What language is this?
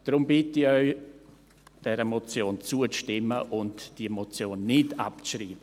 Swiss German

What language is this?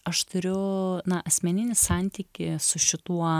Lithuanian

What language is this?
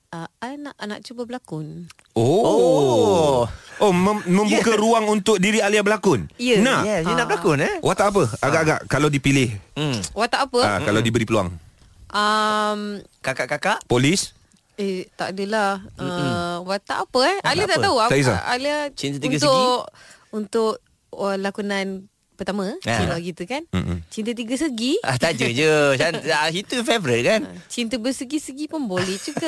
Malay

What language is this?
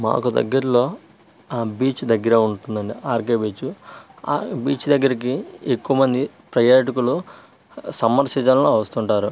Telugu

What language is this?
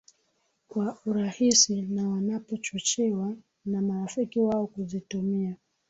Swahili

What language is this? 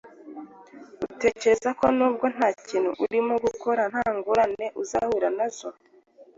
Kinyarwanda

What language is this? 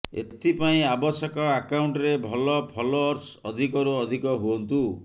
Odia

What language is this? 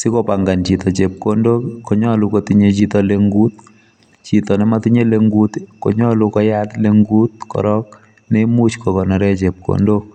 Kalenjin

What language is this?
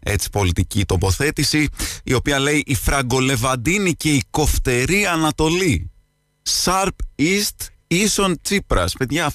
Greek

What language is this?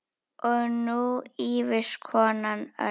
Icelandic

